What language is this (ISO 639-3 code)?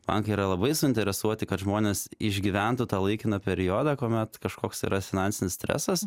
lit